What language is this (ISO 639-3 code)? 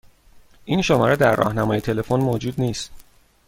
fas